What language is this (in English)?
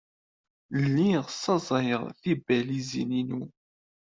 Kabyle